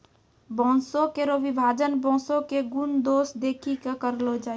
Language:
Maithili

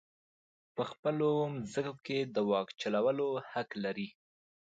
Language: Pashto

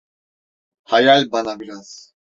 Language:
Turkish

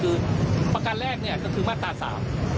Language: Thai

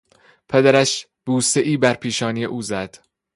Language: Persian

